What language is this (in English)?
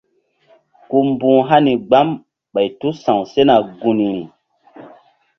Mbum